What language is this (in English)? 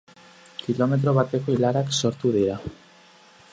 Basque